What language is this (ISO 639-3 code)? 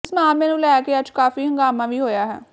pan